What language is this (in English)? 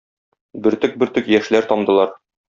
Tatar